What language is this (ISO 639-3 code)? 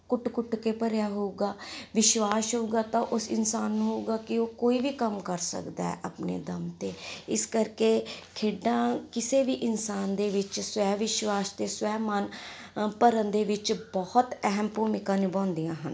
pan